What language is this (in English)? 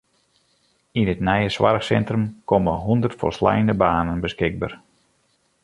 Western Frisian